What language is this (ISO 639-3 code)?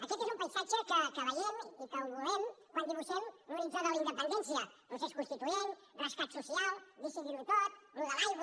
cat